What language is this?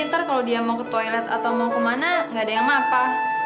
Indonesian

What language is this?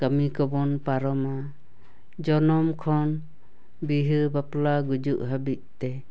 Santali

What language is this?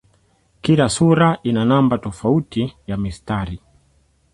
Swahili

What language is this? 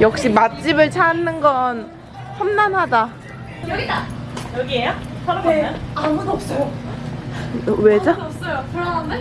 Korean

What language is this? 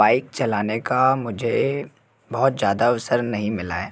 Hindi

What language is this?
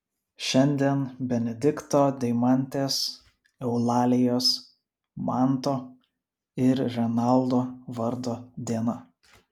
Lithuanian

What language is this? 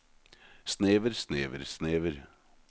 Norwegian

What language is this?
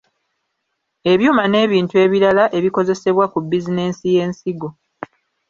Ganda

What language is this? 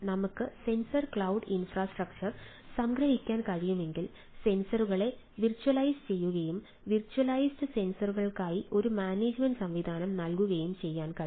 Malayalam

